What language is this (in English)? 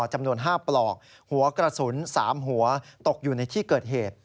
Thai